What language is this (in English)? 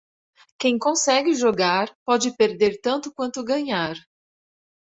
Portuguese